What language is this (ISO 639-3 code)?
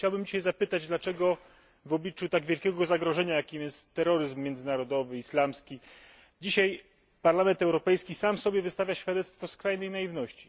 pol